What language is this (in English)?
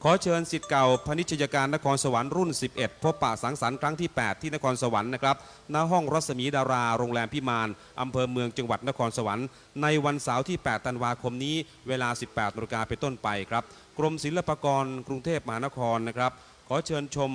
Thai